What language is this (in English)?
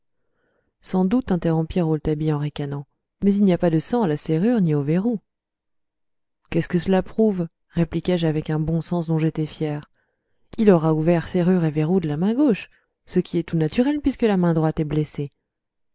French